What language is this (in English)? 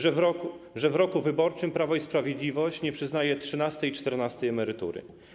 Polish